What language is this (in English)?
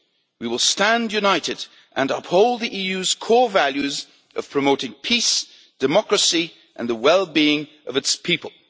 English